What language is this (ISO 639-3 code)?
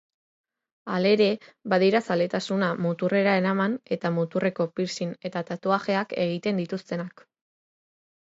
eus